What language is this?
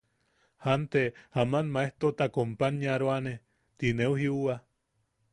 Yaqui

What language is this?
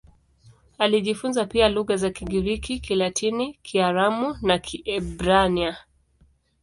Swahili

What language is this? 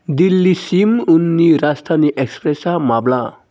Bodo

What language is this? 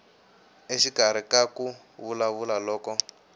Tsonga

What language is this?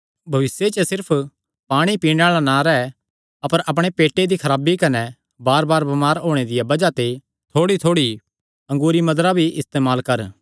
Kangri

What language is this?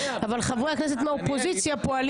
Hebrew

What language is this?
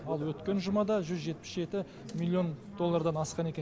Kazakh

